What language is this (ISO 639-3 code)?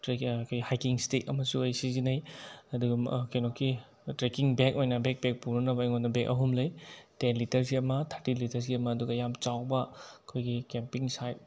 mni